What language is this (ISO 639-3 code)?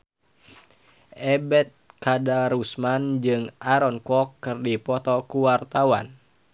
sun